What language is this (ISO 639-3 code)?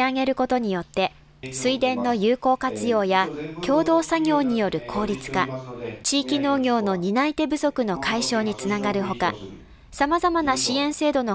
jpn